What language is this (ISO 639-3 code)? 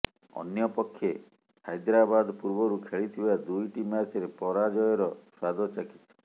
ori